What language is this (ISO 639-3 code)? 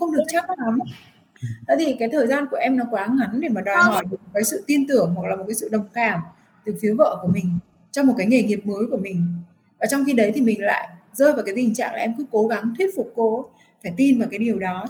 vie